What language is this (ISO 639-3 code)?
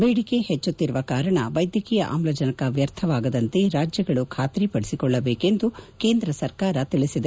kan